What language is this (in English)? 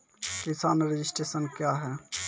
Maithili